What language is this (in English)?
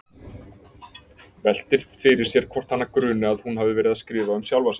Icelandic